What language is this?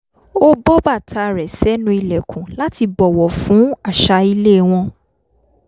Yoruba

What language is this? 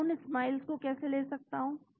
Hindi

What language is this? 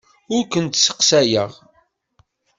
Kabyle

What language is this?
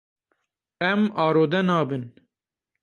Kurdish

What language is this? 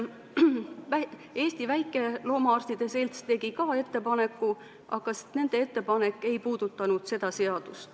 Estonian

